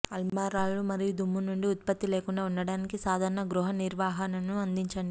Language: Telugu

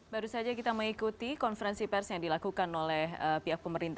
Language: Indonesian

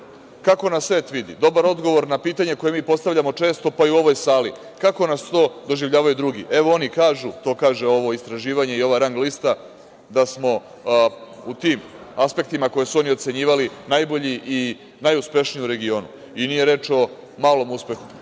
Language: Serbian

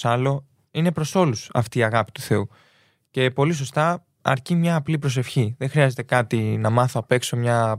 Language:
Greek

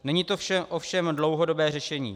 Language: Czech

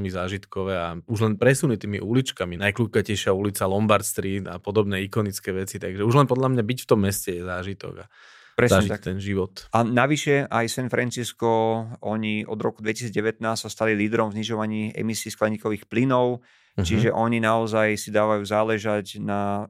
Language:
Slovak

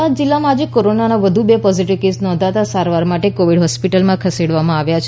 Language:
Gujarati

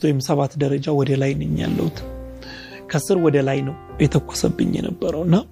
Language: Amharic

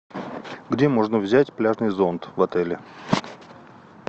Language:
Russian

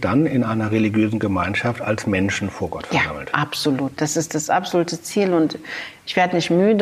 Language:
German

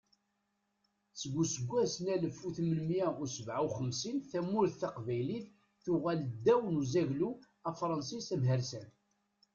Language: Kabyle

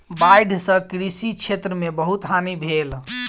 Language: Maithili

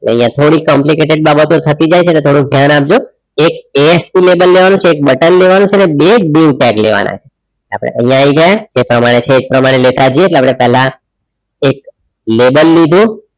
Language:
Gujarati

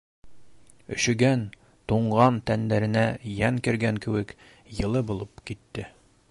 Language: Bashkir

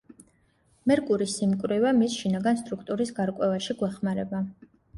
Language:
Georgian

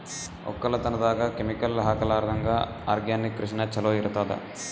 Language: Kannada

